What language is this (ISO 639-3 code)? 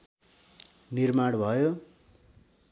nep